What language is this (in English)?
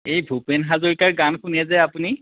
Assamese